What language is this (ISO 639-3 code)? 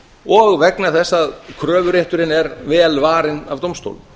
isl